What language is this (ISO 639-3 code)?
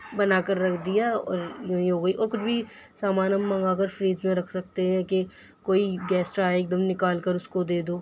urd